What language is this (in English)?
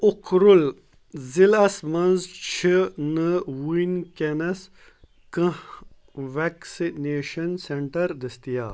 Kashmiri